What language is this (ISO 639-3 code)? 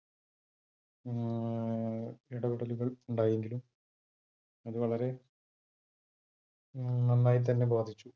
mal